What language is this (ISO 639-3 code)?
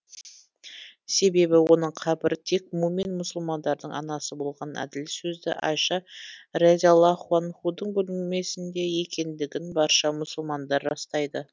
kaz